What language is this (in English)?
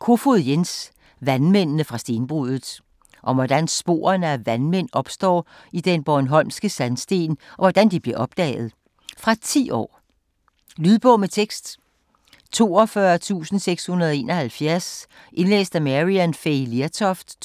Danish